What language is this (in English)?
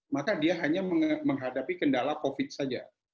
Indonesian